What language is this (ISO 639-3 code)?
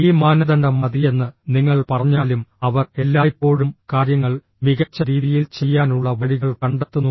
mal